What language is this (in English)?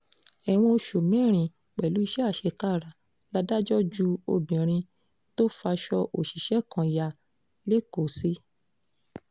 Yoruba